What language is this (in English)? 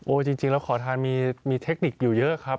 Thai